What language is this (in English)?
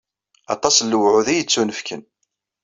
Kabyle